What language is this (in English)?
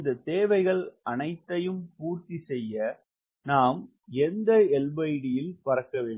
Tamil